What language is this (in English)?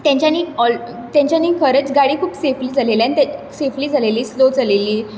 Konkani